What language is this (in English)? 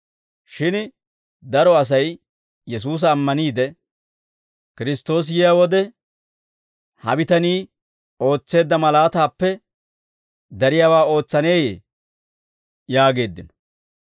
Dawro